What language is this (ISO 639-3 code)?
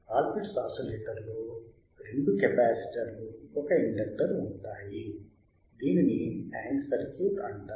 tel